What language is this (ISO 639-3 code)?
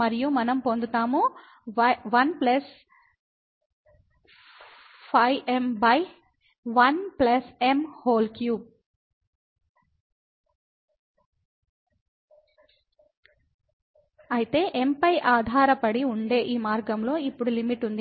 tel